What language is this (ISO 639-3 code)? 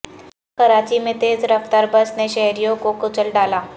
urd